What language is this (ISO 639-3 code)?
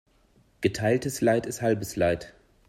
deu